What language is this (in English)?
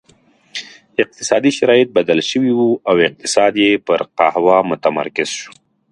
Pashto